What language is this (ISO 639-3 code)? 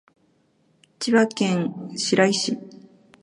jpn